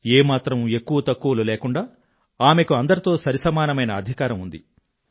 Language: Telugu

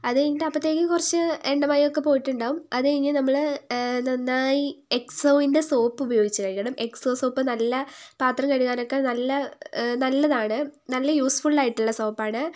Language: Malayalam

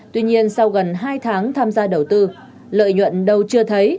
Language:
Vietnamese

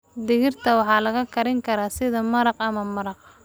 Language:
Somali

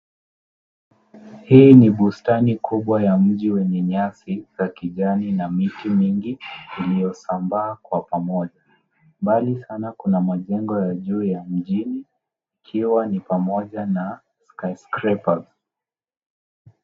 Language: Swahili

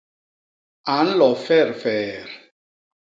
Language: Basaa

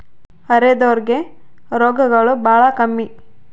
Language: Kannada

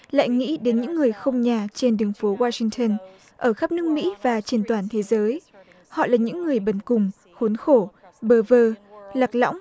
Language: Vietnamese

